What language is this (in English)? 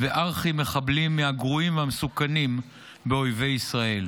Hebrew